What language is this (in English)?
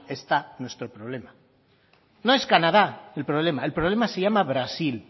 Spanish